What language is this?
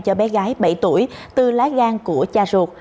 Vietnamese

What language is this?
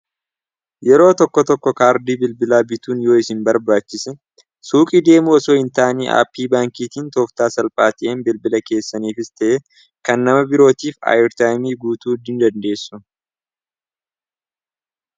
Oromo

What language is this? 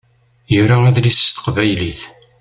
Kabyle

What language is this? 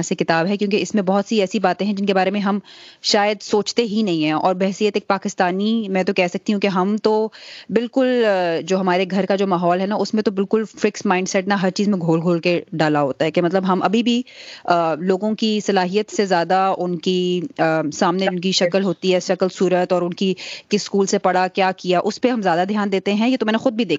Urdu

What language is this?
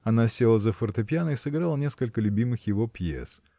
Russian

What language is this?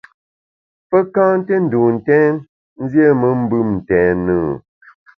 Bamun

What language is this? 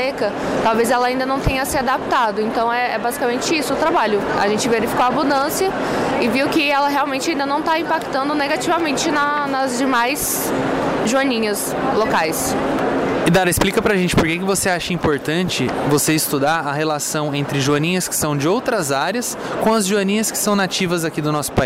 Portuguese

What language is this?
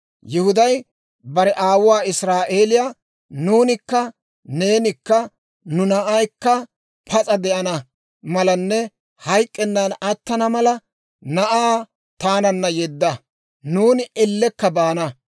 Dawro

